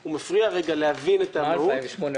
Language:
Hebrew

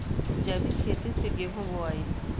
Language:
Bhojpuri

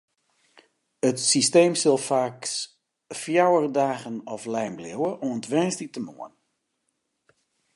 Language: Western Frisian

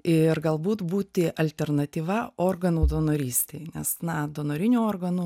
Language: Lithuanian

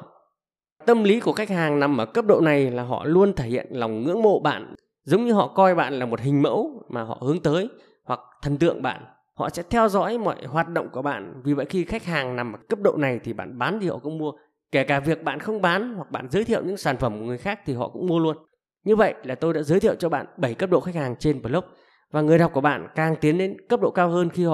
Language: Vietnamese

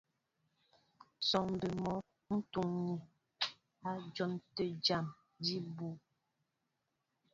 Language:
Mbo (Cameroon)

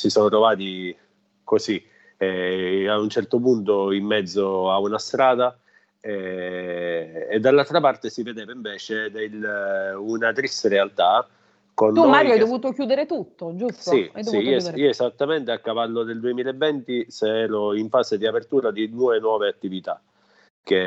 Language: Italian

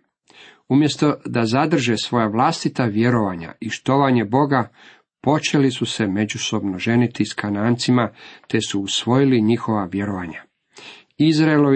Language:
Croatian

